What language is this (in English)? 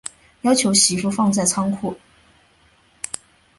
Chinese